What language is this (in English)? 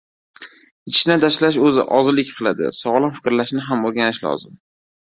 Uzbek